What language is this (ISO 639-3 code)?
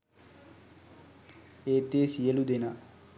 sin